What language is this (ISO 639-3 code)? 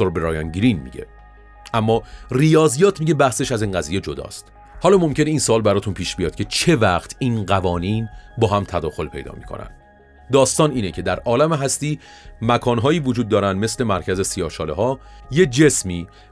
fas